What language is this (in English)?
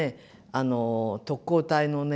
Japanese